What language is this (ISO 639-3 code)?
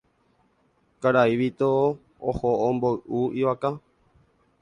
grn